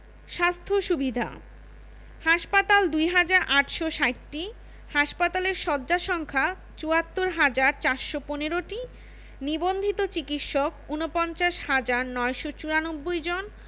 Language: Bangla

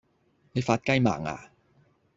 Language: Cantonese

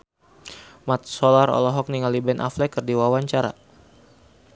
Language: Sundanese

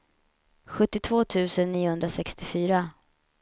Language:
Swedish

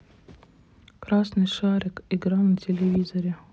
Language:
Russian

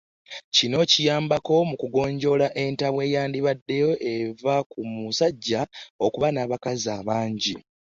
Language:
Ganda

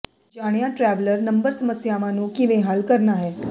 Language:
Punjabi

